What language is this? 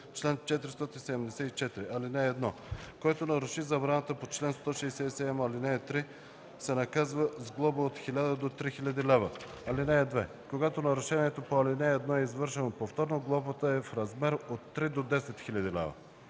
Bulgarian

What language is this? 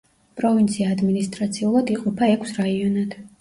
Georgian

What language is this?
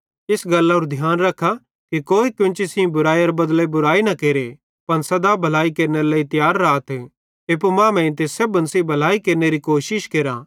Bhadrawahi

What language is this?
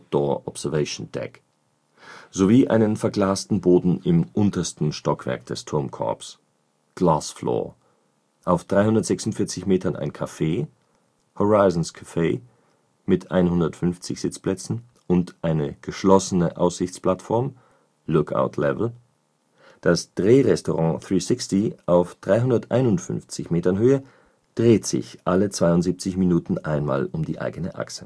German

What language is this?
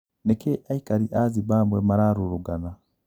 Kikuyu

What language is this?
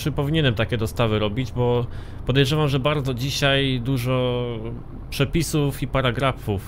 Polish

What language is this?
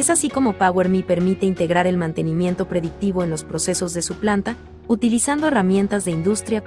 Spanish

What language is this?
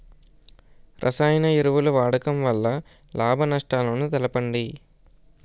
Telugu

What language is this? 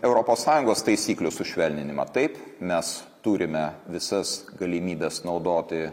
Lithuanian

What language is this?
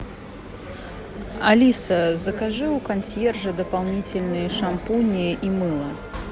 Russian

